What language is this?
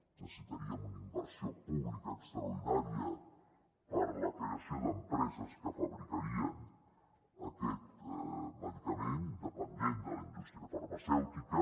Catalan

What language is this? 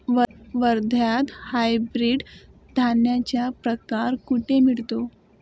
Marathi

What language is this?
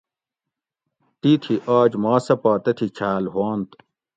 Gawri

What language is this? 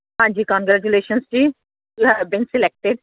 Punjabi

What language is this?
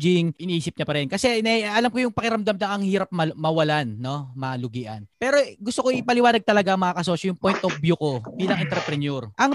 Filipino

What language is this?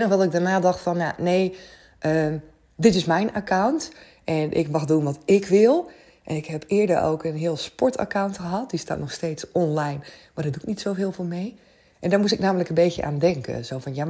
Dutch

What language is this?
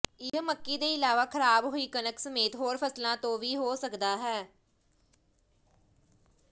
Punjabi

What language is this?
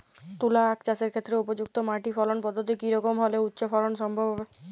Bangla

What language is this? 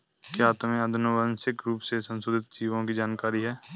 Hindi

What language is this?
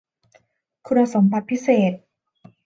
Thai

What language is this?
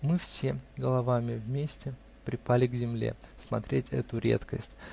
Russian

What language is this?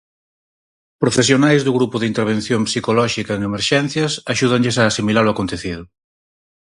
Galician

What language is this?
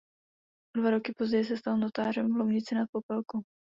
Czech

